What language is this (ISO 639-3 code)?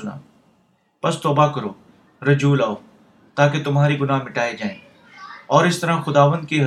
urd